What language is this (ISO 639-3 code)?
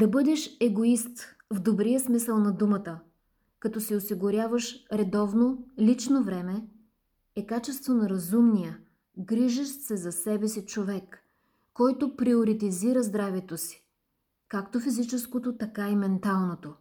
bul